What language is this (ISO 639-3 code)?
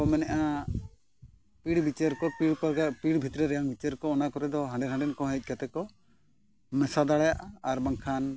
sat